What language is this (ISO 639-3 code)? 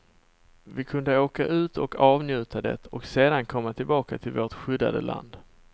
swe